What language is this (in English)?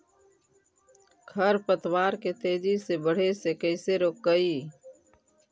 Magahi